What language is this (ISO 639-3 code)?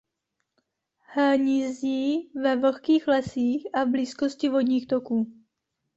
ces